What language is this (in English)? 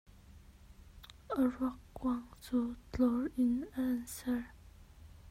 Hakha Chin